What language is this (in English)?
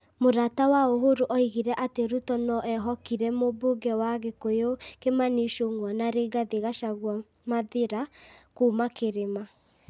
Kikuyu